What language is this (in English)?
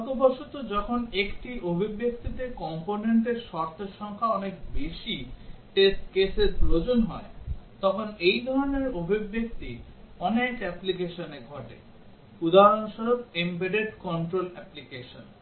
Bangla